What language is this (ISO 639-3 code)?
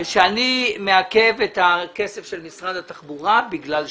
heb